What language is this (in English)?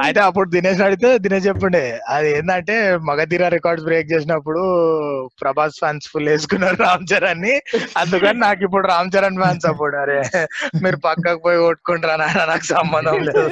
Telugu